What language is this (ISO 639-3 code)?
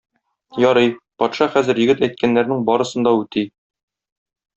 tat